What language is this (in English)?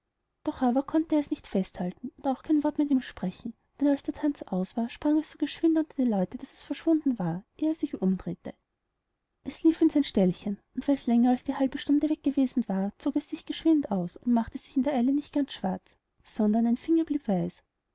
German